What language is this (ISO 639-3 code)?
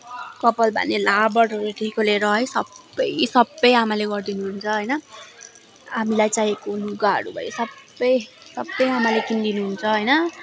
nep